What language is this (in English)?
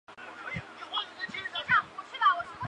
Chinese